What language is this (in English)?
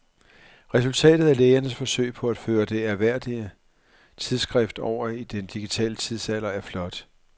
Danish